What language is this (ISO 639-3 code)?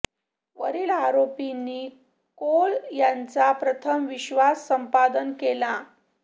mar